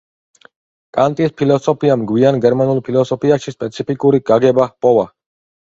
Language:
Georgian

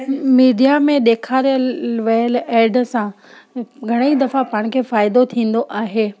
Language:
Sindhi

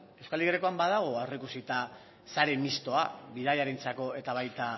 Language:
Basque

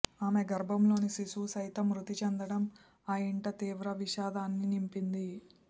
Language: Telugu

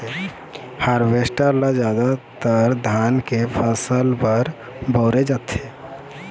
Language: Chhattisgarhi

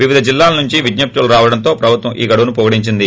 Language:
Telugu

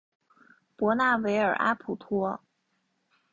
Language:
Chinese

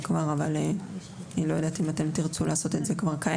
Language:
Hebrew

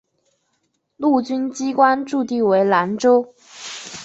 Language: Chinese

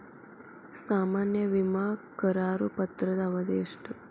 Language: Kannada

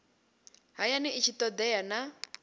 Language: Venda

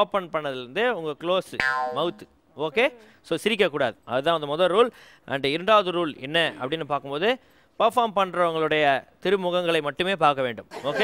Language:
Korean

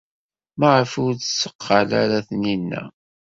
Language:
Kabyle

